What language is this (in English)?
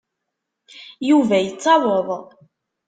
Kabyle